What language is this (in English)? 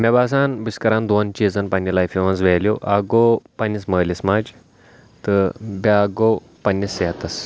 Kashmiri